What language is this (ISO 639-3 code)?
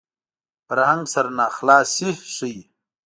pus